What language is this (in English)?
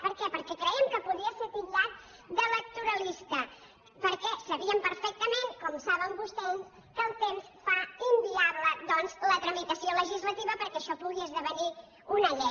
Catalan